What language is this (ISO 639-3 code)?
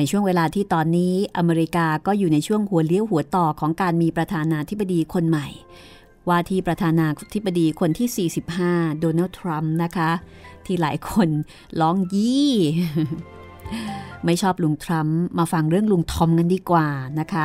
tha